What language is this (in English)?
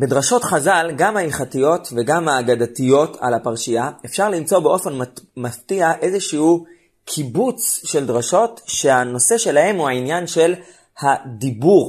Hebrew